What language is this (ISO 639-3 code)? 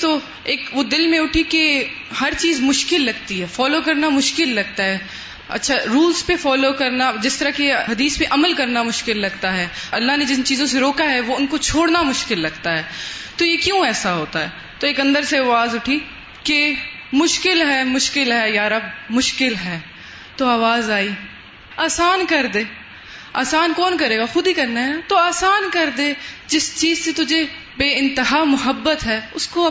urd